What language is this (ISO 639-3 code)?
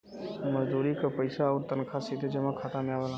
bho